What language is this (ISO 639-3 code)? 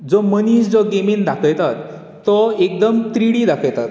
kok